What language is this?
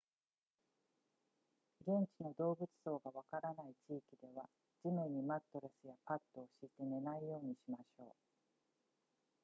Japanese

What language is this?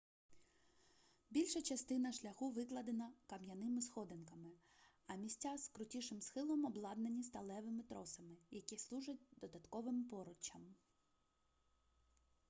Ukrainian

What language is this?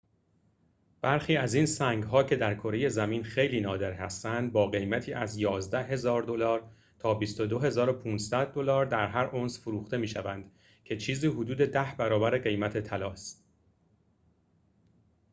Persian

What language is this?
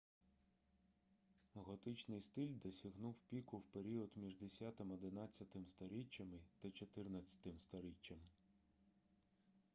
Ukrainian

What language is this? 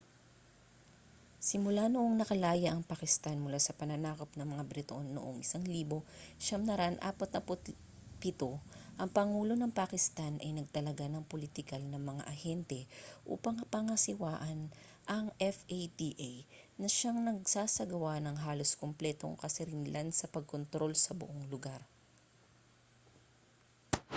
Filipino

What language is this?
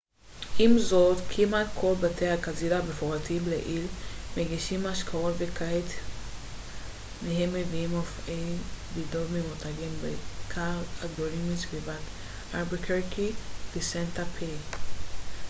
Hebrew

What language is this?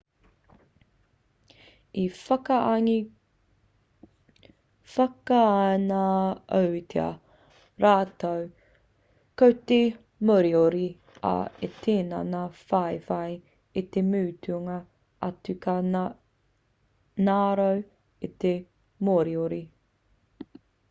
Māori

